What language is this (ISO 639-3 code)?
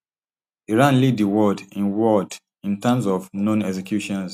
pcm